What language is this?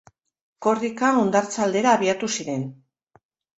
Basque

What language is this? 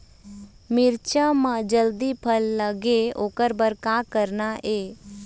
Chhattisgarhi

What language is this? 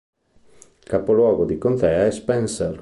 Italian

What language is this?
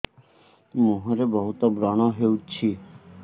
Odia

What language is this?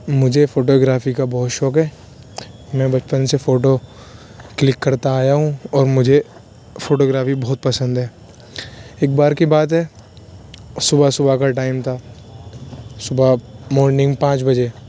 Urdu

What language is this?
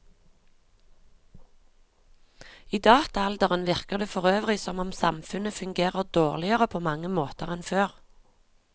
Norwegian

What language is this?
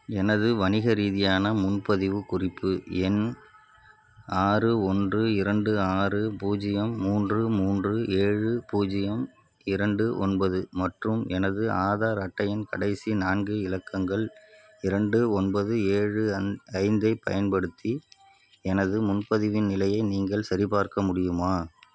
Tamil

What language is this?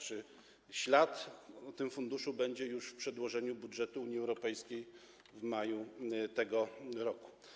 Polish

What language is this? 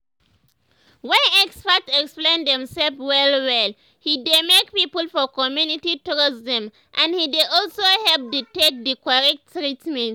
Nigerian Pidgin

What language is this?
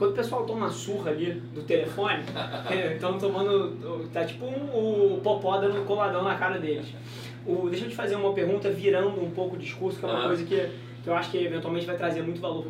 Portuguese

